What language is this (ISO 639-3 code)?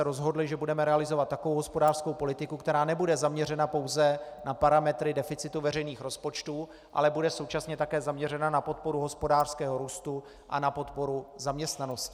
ces